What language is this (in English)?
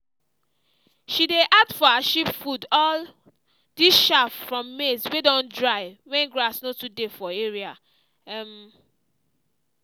Nigerian Pidgin